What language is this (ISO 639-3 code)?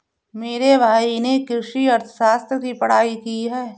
hin